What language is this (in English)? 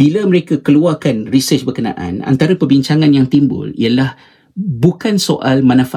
Malay